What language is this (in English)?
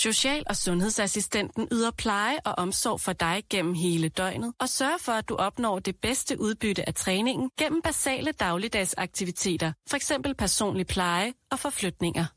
Danish